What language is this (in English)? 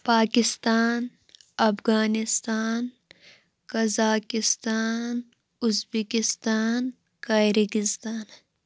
Kashmiri